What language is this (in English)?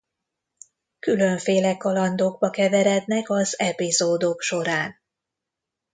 Hungarian